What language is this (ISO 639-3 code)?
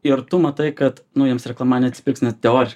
lit